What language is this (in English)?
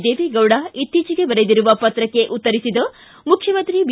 Kannada